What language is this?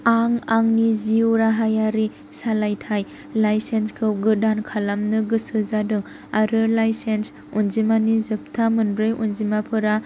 Bodo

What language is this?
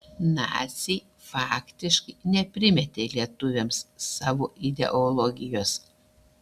Lithuanian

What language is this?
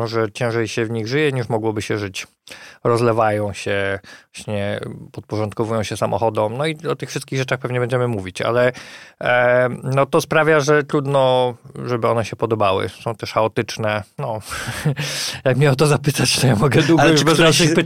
Polish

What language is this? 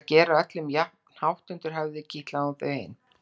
Icelandic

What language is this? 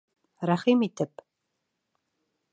Bashkir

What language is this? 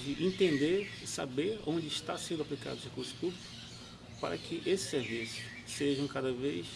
Portuguese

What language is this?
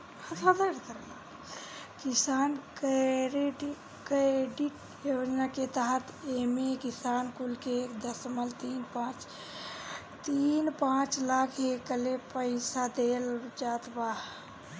Bhojpuri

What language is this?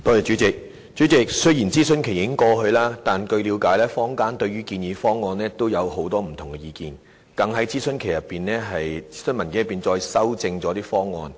Cantonese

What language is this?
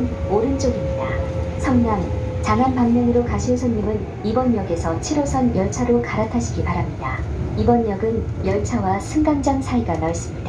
Korean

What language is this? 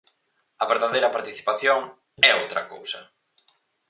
Galician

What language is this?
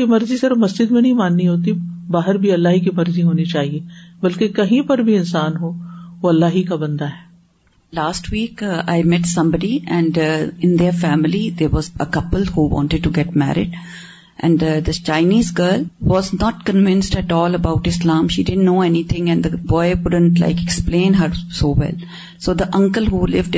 Urdu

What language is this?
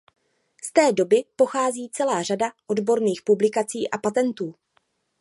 Czech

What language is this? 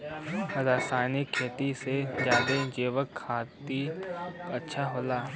Bhojpuri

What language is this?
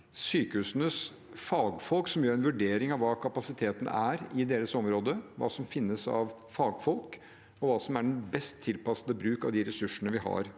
Norwegian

